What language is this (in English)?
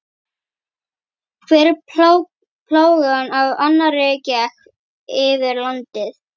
Icelandic